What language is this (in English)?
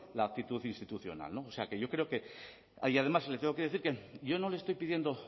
Spanish